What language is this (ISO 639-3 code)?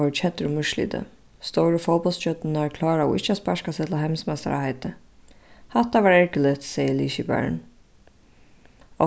fao